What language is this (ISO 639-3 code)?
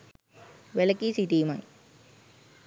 sin